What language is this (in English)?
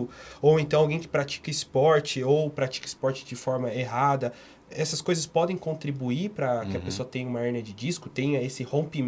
Portuguese